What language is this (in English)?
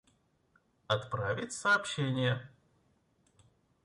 Russian